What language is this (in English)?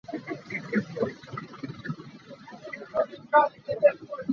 Hakha Chin